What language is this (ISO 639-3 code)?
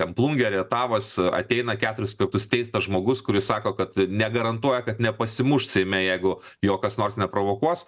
lit